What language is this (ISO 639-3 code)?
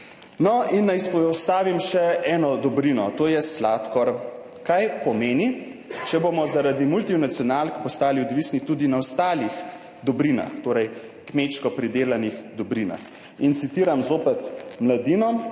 slv